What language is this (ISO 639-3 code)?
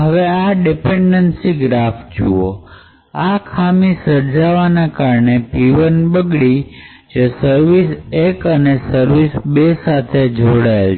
guj